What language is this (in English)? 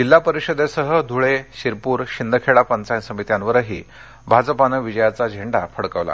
Marathi